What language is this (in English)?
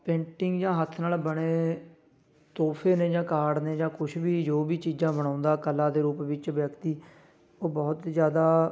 Punjabi